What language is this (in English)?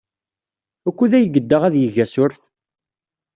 Kabyle